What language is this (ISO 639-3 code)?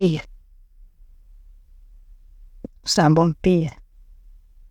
ttj